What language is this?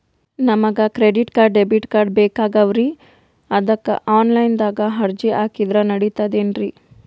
Kannada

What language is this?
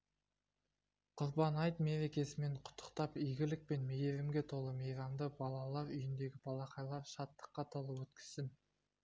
Kazakh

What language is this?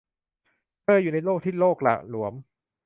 Thai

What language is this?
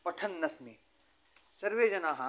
Sanskrit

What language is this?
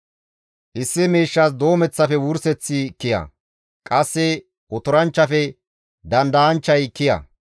Gamo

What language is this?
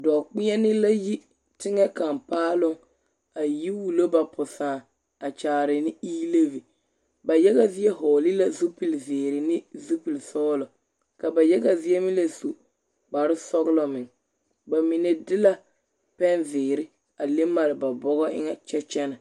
Southern Dagaare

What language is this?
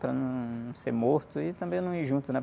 Portuguese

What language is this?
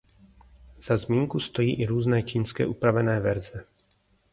Czech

